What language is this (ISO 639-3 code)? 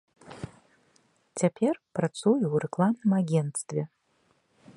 bel